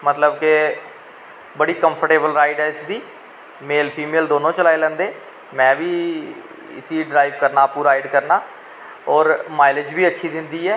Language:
Dogri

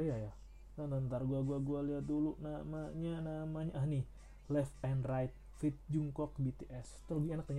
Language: Indonesian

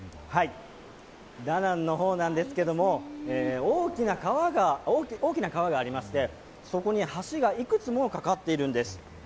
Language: Japanese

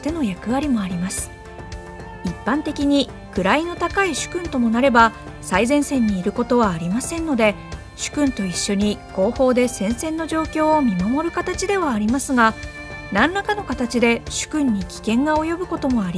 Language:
Japanese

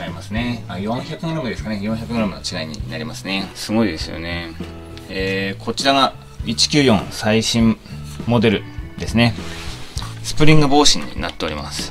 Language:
Japanese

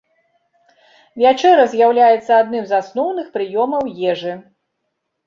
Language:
Belarusian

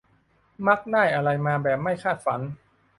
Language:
Thai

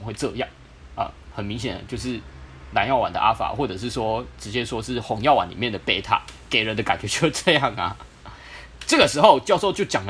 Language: Chinese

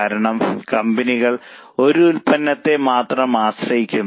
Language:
Malayalam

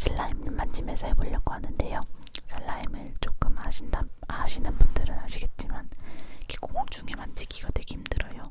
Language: Korean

